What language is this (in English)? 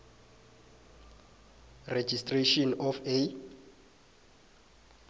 South Ndebele